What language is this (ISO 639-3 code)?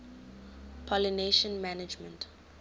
eng